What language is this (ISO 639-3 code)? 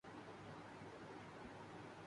urd